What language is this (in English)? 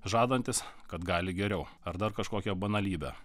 Lithuanian